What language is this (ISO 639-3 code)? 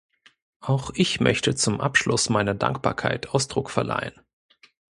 deu